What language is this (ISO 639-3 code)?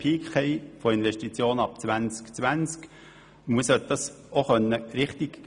gsw